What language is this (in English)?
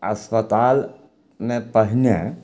Maithili